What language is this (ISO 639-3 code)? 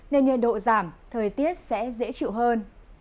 vie